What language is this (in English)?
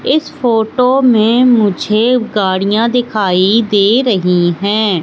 Hindi